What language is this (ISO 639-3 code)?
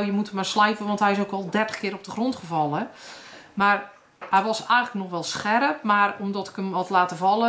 nld